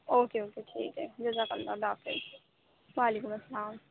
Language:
Urdu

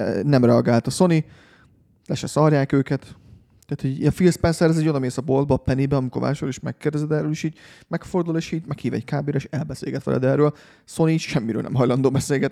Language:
Hungarian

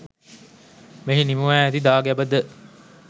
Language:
Sinhala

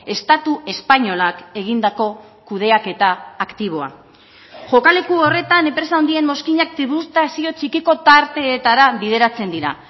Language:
Basque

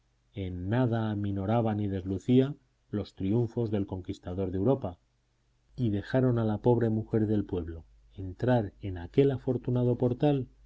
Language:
Spanish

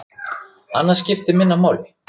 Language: Icelandic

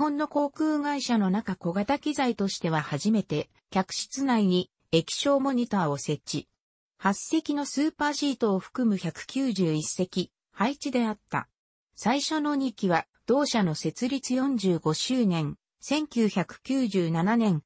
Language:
Japanese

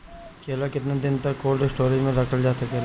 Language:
Bhojpuri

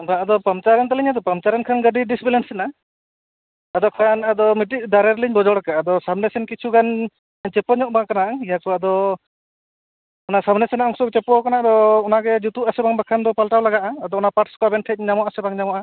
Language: Santali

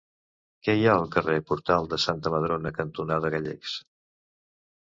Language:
Catalan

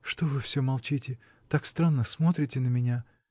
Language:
Russian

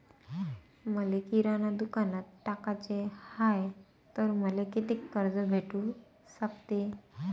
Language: Marathi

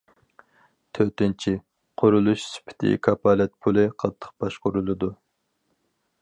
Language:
Uyghur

